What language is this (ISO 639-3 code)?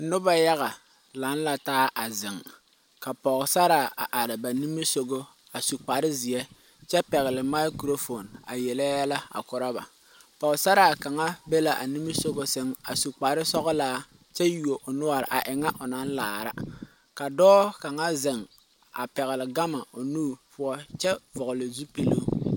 dga